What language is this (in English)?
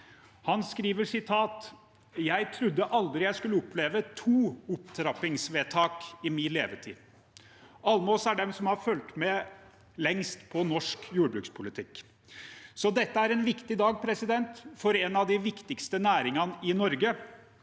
Norwegian